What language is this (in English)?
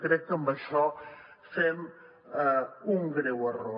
Catalan